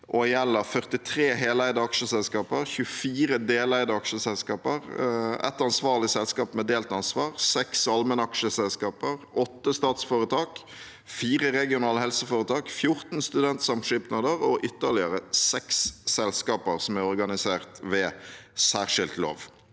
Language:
Norwegian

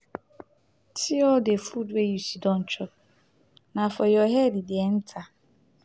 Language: Nigerian Pidgin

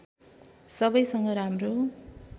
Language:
Nepali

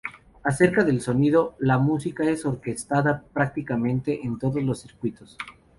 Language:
Spanish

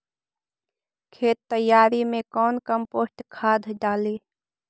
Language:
Magahi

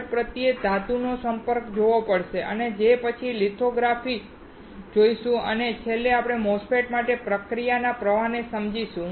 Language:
Gujarati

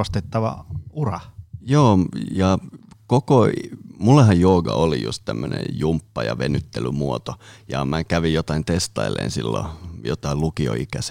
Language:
Finnish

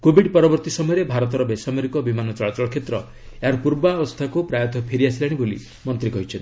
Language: Odia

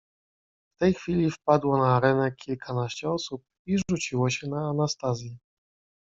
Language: Polish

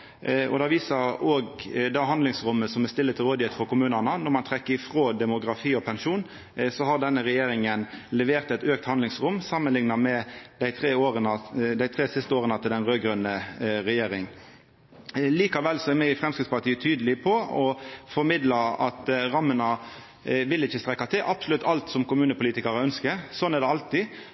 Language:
Norwegian Nynorsk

